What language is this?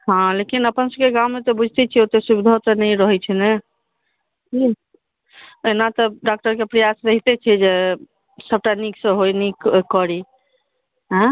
Maithili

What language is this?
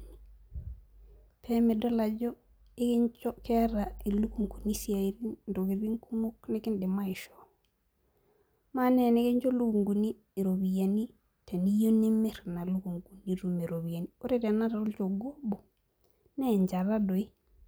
Masai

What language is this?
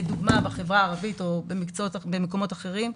Hebrew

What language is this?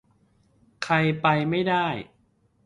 Thai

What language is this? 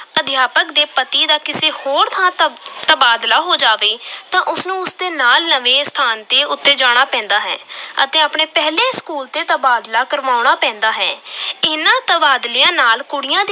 Punjabi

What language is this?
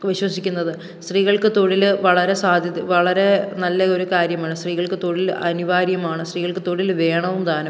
Malayalam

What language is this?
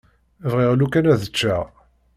Kabyle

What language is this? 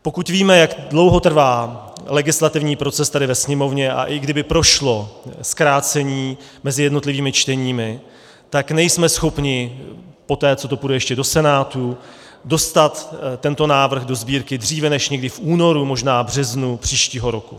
Czech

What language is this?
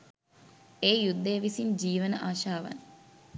Sinhala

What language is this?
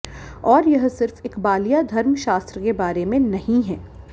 Hindi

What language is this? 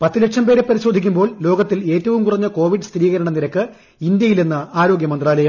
Malayalam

